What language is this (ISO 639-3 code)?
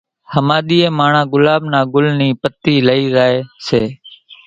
gjk